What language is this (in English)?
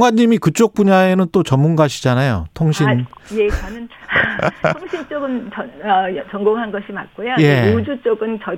Korean